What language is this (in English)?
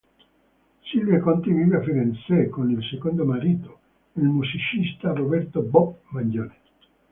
Italian